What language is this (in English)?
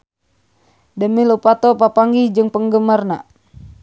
Sundanese